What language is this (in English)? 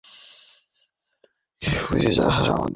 Bangla